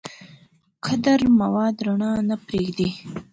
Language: Pashto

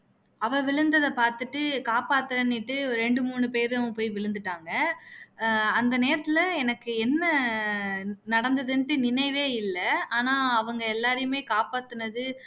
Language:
Tamil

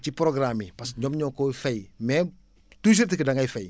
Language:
Wolof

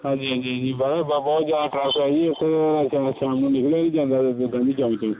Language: Punjabi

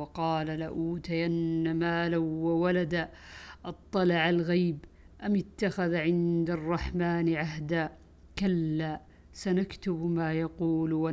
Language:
Arabic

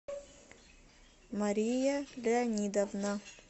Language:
Russian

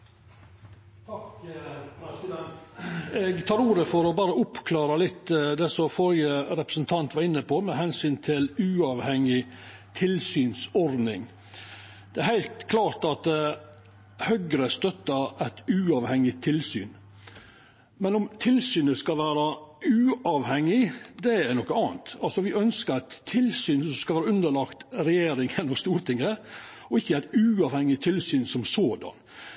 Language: Norwegian Nynorsk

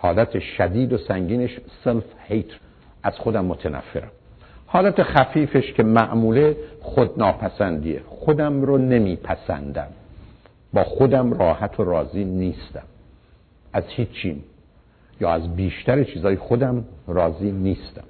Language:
Persian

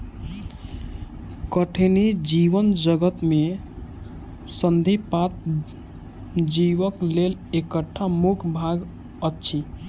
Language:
Maithili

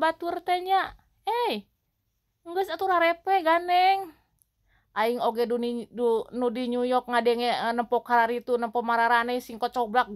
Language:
Indonesian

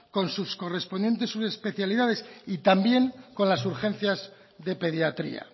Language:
Spanish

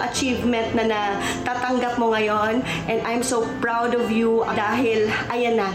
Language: Filipino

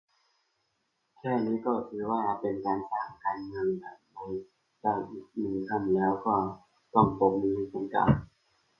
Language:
Thai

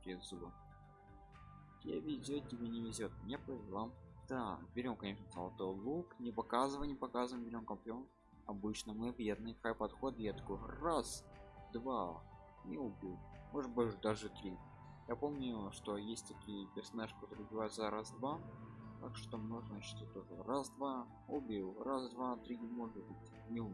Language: Russian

